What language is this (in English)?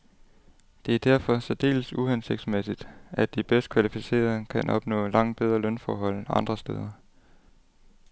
Danish